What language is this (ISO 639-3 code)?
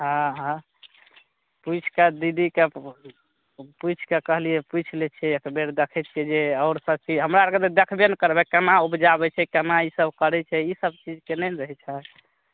mai